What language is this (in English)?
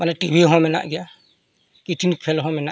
Santali